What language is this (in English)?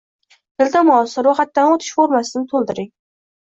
Uzbek